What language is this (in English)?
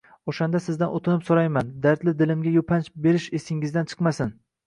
Uzbek